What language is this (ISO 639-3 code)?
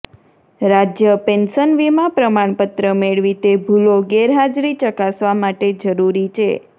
guj